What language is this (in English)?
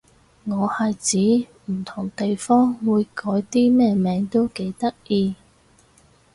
Cantonese